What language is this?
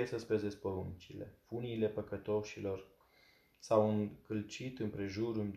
Romanian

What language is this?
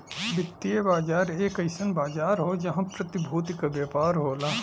Bhojpuri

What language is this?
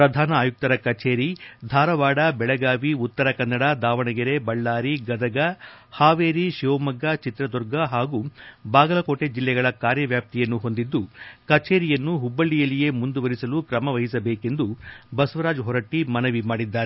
Kannada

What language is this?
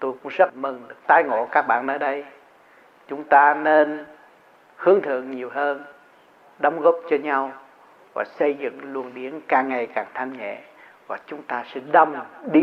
Vietnamese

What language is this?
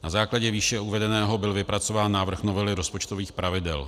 Czech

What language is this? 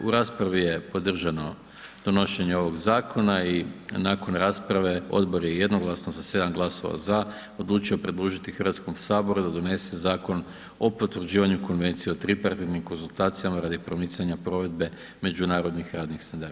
Croatian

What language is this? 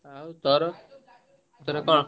Odia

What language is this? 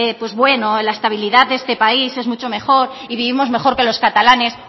Spanish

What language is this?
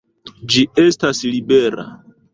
Esperanto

